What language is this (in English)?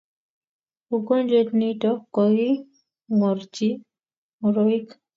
Kalenjin